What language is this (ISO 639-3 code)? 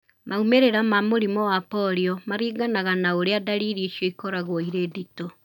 kik